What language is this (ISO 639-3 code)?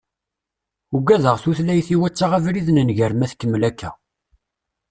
kab